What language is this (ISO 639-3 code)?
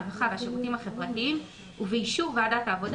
heb